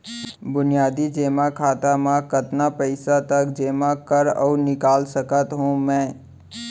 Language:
Chhattisgarhi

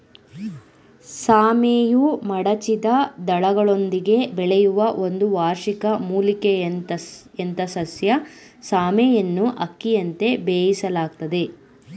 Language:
Kannada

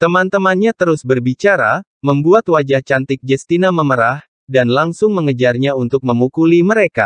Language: Indonesian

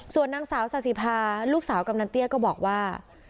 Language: Thai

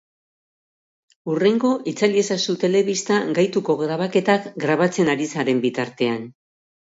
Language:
Basque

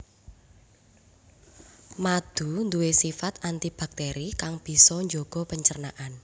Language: Javanese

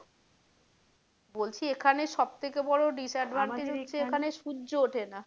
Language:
Bangla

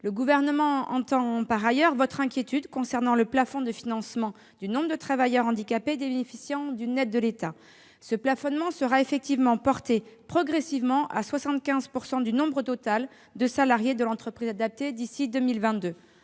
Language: French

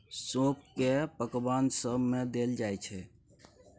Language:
Maithili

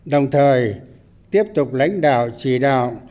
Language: Vietnamese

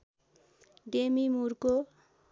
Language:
Nepali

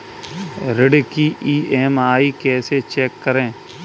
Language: Hindi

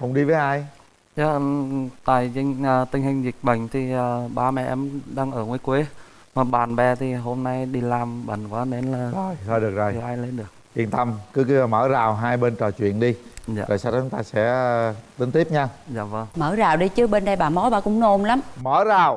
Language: Vietnamese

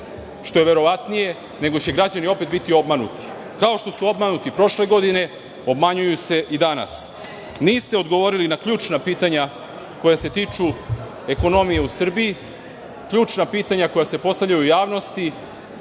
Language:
Serbian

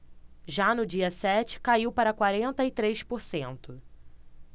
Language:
Portuguese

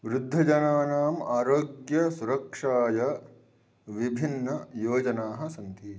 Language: Sanskrit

